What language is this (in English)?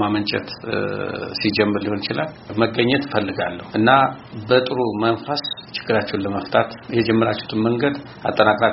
Amharic